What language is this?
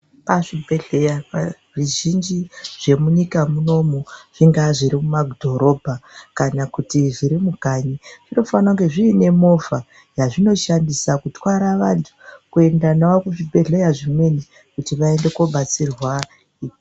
Ndau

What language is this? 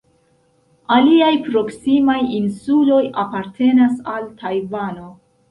Esperanto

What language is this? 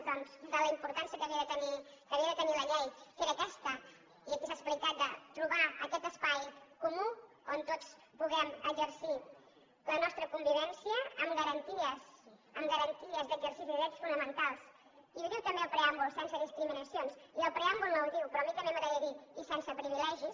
Catalan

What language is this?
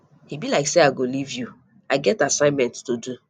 Nigerian Pidgin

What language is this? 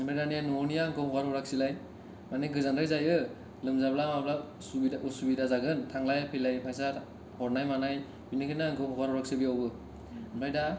Bodo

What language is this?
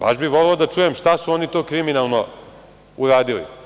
Serbian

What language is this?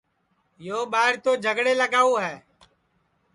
Sansi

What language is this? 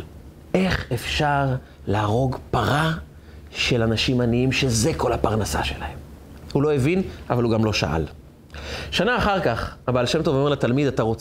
Hebrew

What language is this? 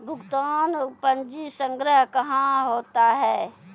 Maithili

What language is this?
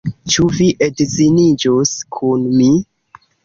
Esperanto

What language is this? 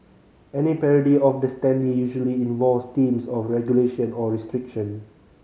English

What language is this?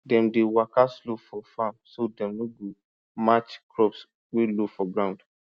Nigerian Pidgin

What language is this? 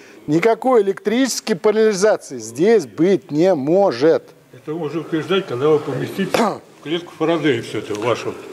Russian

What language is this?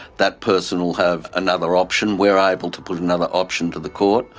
English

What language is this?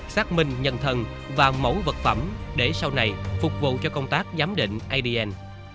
Vietnamese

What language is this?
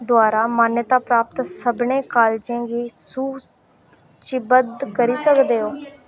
Dogri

